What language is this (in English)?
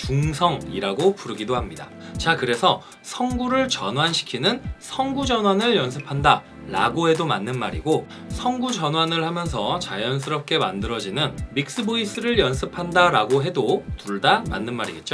Korean